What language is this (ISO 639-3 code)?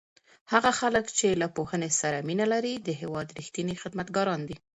pus